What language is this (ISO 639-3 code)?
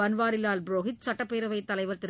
tam